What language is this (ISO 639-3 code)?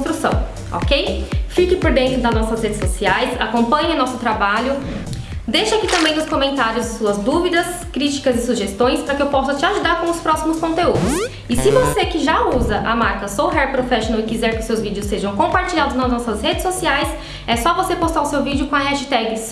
por